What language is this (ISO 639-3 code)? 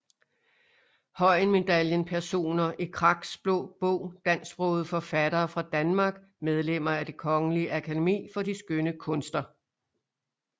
dan